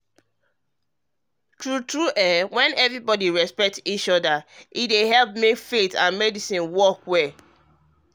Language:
Nigerian Pidgin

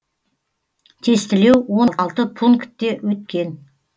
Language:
Kazakh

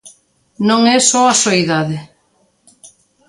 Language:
Galician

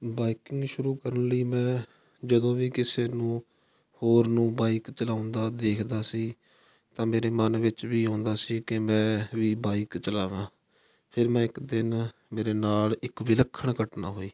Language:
Punjabi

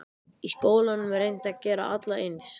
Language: Icelandic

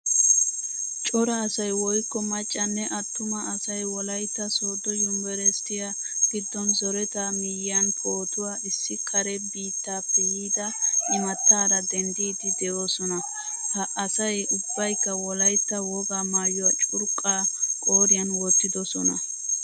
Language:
Wolaytta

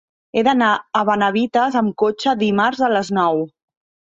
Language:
Catalan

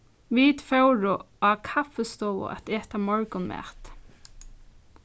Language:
Faroese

